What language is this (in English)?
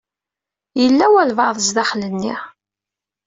Kabyle